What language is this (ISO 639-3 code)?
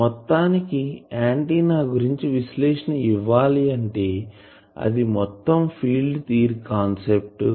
tel